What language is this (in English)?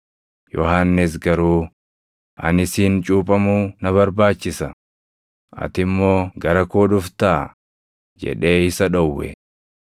Oromo